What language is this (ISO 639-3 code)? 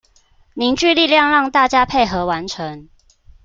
zho